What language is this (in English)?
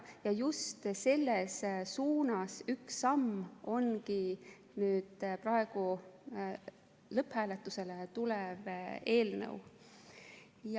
Estonian